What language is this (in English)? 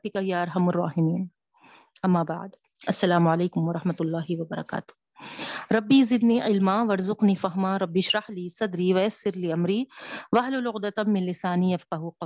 Urdu